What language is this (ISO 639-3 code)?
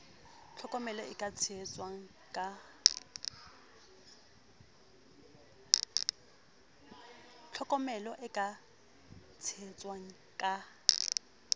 sot